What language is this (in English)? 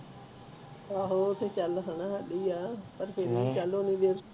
Punjabi